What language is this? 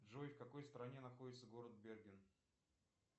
Russian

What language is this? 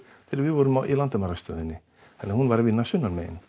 Icelandic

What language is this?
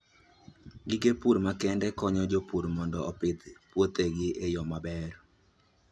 Luo (Kenya and Tanzania)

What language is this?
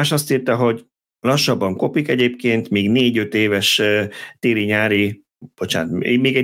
Hungarian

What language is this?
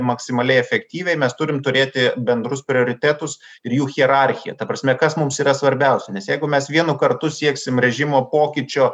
Lithuanian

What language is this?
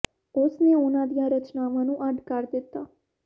Punjabi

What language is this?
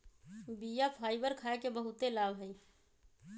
Magahi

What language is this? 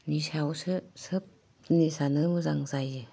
Bodo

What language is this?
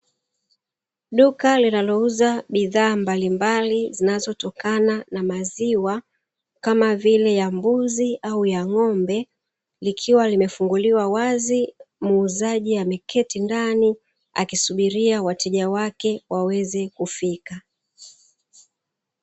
Swahili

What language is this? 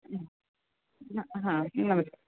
Kannada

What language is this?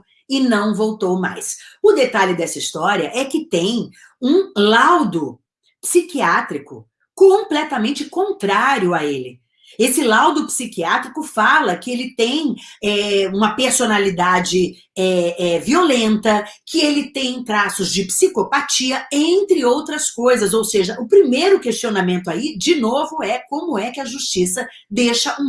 Portuguese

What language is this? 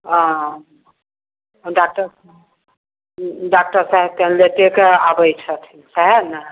Maithili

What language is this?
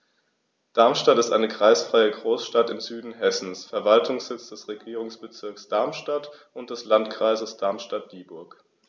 German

